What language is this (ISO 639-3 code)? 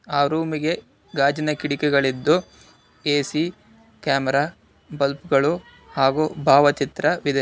kan